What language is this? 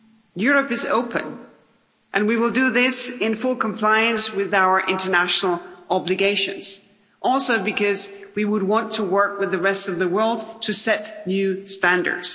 English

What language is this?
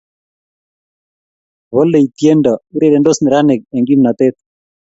Kalenjin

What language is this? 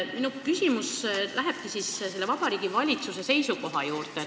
Estonian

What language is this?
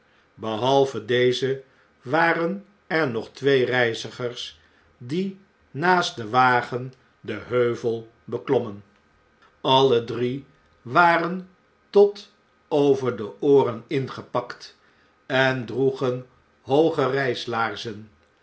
Dutch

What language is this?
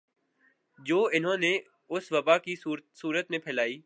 Urdu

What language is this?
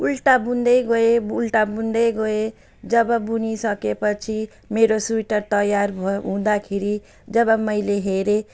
Nepali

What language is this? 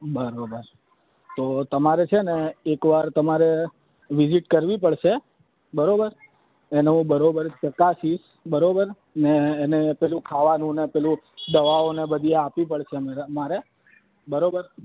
Gujarati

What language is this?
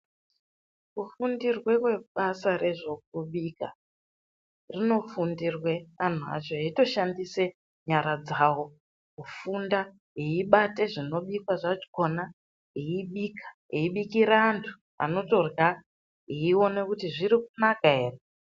Ndau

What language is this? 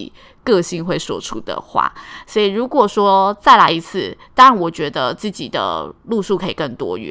Chinese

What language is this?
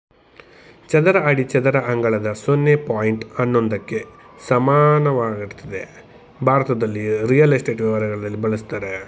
Kannada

